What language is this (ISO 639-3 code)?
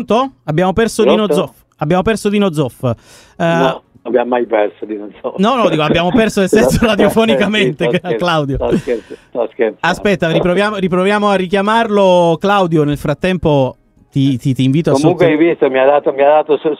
ita